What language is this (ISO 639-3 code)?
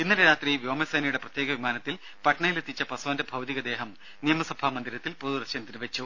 mal